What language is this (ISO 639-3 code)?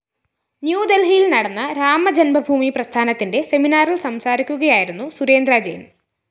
mal